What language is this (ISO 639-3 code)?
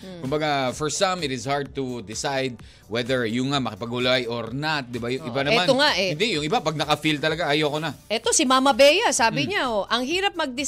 fil